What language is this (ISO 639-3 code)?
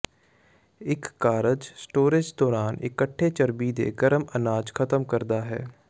pan